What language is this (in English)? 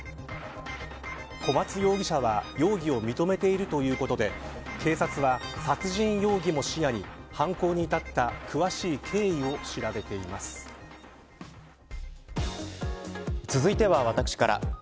Japanese